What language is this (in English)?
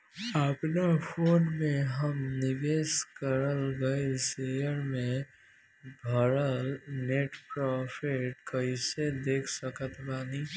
Bhojpuri